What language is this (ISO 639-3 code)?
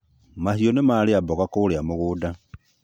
kik